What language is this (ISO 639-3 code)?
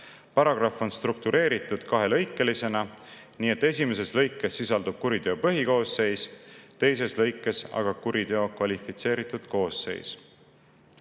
est